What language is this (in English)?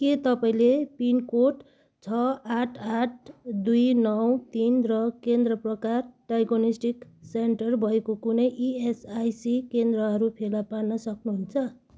Nepali